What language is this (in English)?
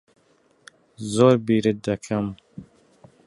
Central Kurdish